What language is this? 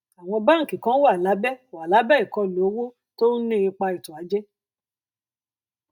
Yoruba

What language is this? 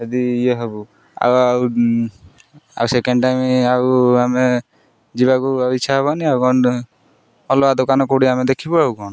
Odia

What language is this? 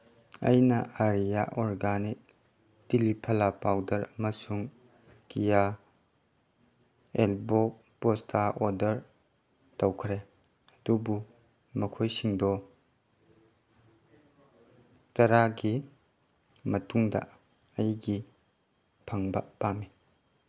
Manipuri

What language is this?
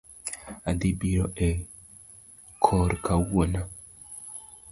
Luo (Kenya and Tanzania)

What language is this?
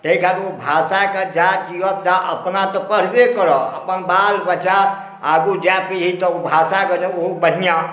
Maithili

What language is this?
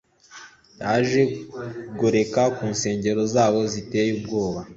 Kinyarwanda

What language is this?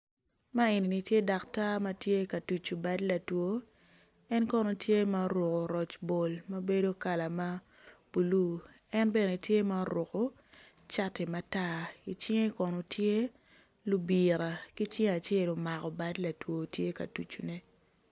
Acoli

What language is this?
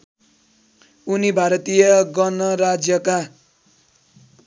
Nepali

